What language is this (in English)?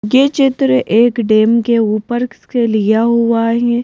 Hindi